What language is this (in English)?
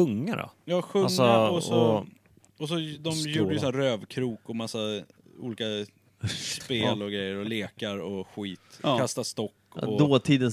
Swedish